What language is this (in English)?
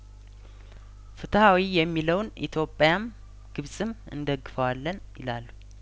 Amharic